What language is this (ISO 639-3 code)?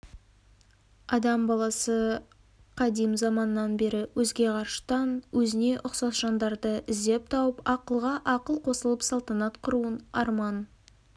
kaz